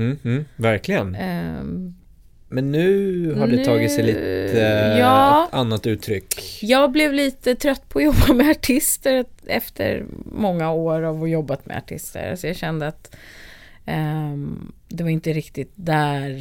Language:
Swedish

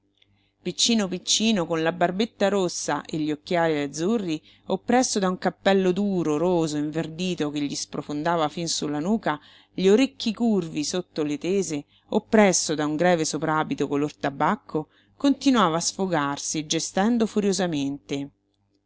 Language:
Italian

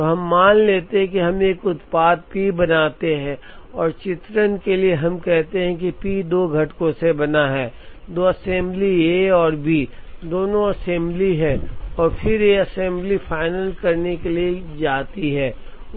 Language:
Hindi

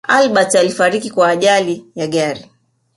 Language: Swahili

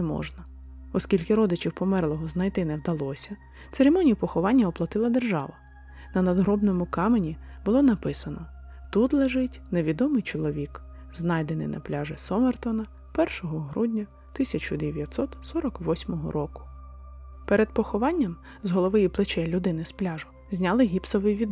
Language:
Ukrainian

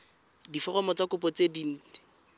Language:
Tswana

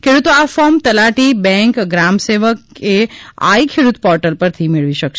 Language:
Gujarati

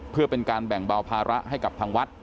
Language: Thai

